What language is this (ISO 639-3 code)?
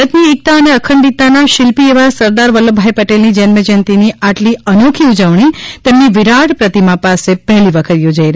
guj